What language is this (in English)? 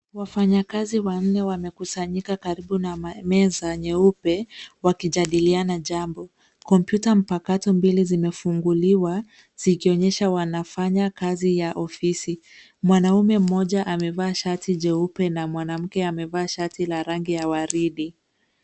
Swahili